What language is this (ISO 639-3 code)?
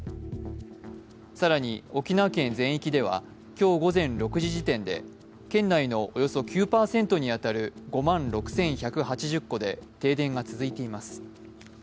jpn